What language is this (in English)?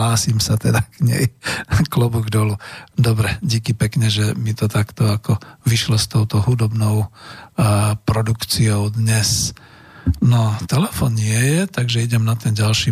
Slovak